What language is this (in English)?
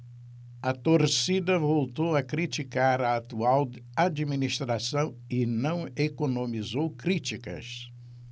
Portuguese